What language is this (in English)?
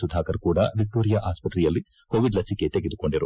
Kannada